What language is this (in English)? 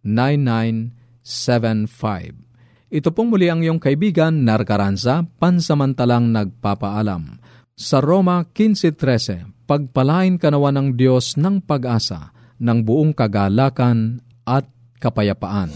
Filipino